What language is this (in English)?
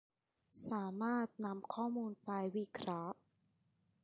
Thai